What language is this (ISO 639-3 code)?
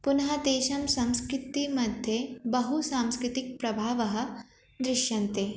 san